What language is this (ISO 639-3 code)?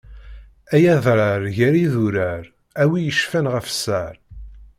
kab